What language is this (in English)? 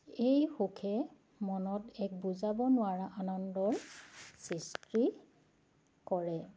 Assamese